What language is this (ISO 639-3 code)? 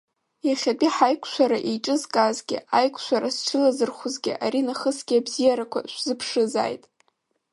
abk